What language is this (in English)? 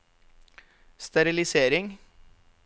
Norwegian